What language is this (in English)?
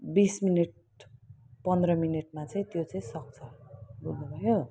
Nepali